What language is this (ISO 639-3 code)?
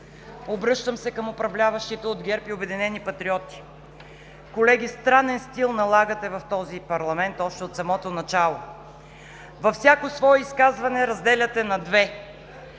bul